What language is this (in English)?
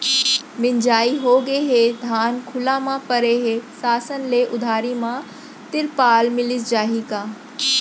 Chhattisgarhi